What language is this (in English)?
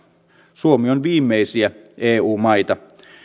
Finnish